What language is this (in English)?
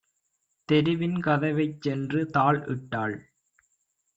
Tamil